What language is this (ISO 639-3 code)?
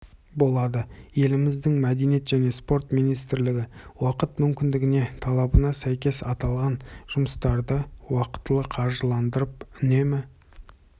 kaz